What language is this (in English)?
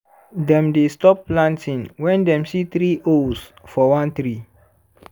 Nigerian Pidgin